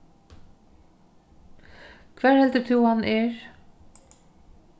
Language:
Faroese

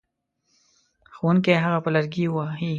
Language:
Pashto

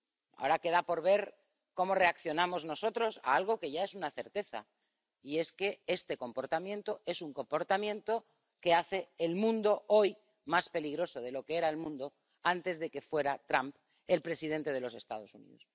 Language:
Spanish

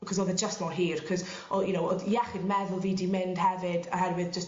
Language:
Welsh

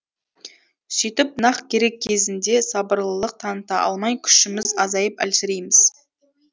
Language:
Kazakh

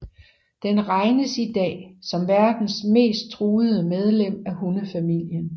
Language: Danish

